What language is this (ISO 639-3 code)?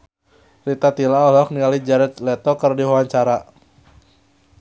sun